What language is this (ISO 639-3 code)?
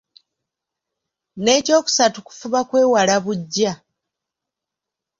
lug